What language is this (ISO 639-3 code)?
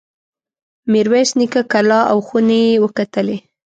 pus